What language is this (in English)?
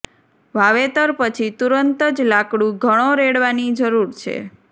Gujarati